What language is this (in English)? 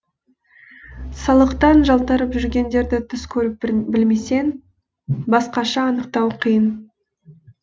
Kazakh